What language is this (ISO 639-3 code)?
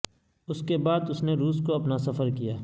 urd